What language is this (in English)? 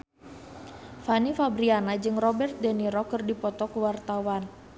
Sundanese